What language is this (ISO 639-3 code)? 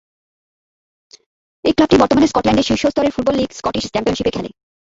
ben